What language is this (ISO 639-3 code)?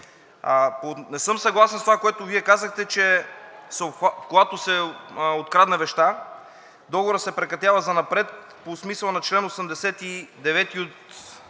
bul